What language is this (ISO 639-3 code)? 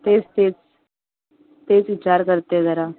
mar